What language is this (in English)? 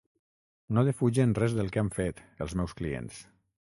Catalan